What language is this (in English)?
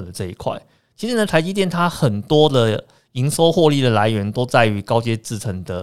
Chinese